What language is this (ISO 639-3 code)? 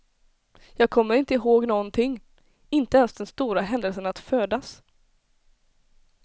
swe